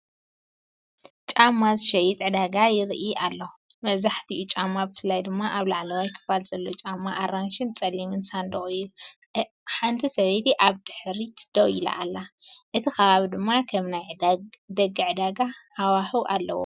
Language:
Tigrinya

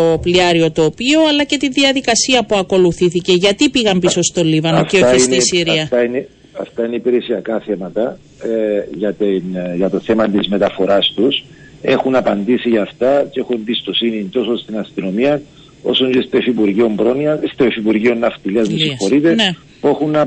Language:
Greek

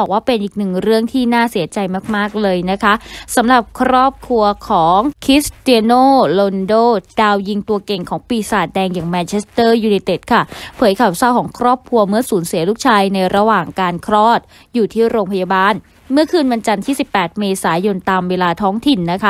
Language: Thai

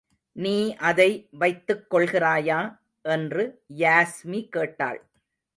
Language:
Tamil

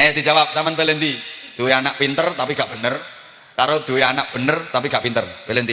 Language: Indonesian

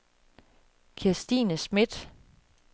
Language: Danish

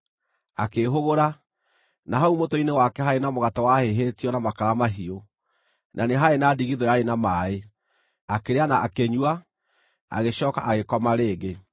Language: Kikuyu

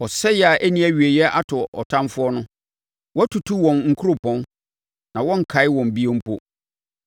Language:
Akan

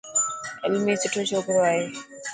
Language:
Dhatki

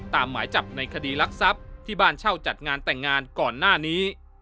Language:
Thai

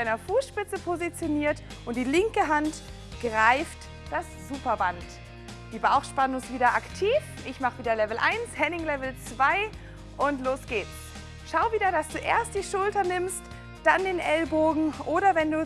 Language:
German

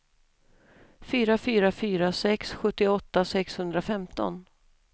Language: Swedish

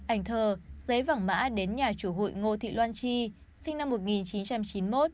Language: Vietnamese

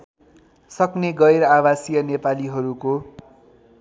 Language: Nepali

